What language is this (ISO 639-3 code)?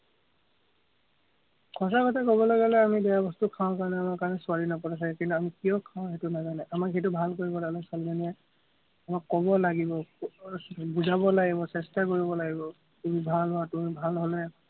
asm